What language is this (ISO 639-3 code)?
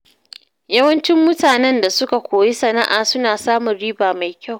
hau